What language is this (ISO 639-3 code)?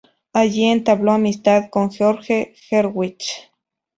spa